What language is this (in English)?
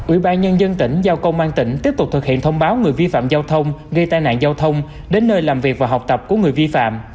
Vietnamese